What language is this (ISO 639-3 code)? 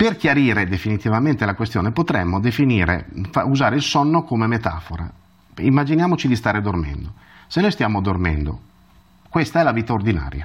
ita